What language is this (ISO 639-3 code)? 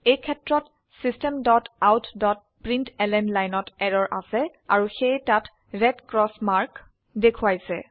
asm